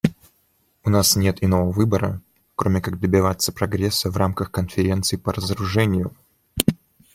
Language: Russian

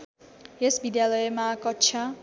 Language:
Nepali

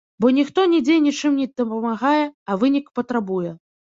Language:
Belarusian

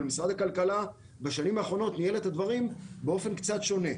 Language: Hebrew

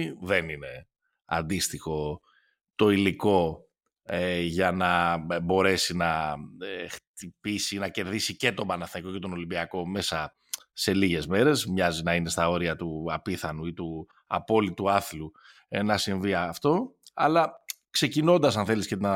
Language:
Greek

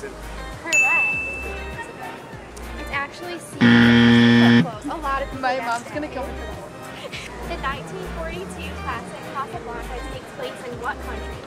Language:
English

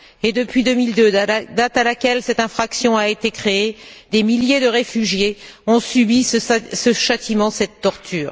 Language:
French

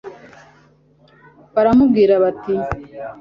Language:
Kinyarwanda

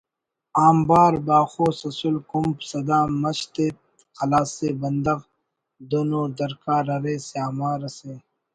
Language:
Brahui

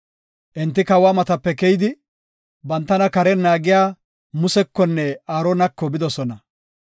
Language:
Gofa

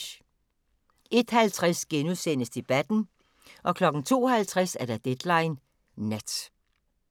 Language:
Danish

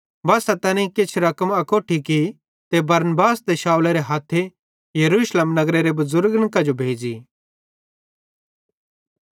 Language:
Bhadrawahi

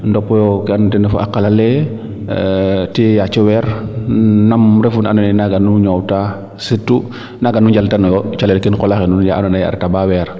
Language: Serer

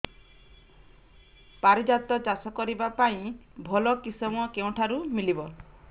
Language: Odia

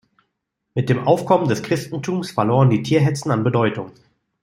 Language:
German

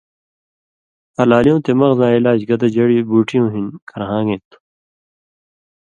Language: Indus Kohistani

